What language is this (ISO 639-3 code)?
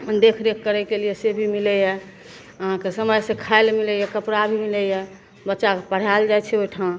mai